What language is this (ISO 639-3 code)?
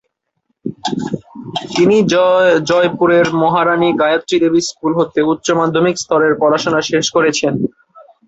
ben